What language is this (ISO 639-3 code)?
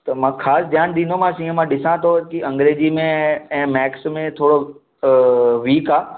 snd